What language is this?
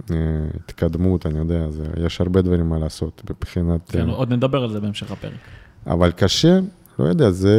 Hebrew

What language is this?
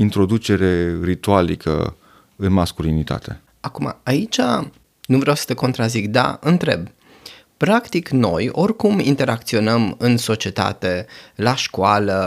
Romanian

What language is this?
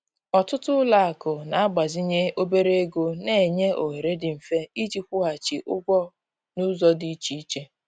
Igbo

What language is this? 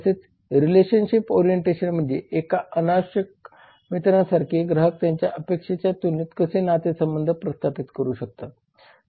Marathi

